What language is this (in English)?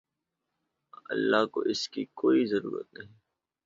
Urdu